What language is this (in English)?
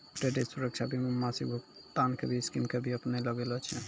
Maithili